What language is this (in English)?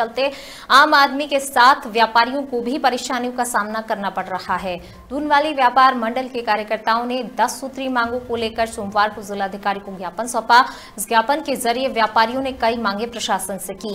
Hindi